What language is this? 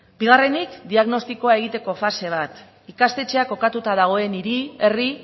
Basque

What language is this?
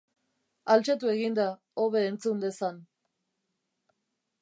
Basque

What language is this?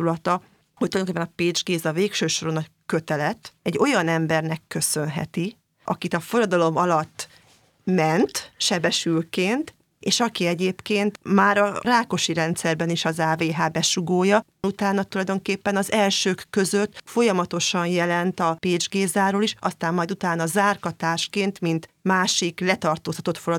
Hungarian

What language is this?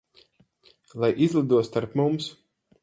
Latvian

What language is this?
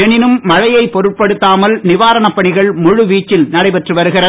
Tamil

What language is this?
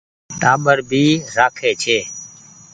Goaria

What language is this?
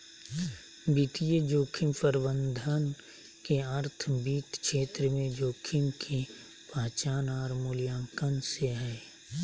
Magahi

